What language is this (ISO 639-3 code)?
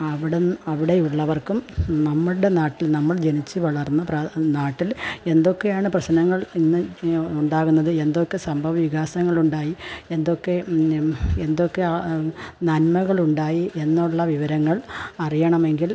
mal